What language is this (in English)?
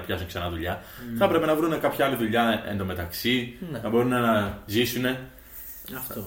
Greek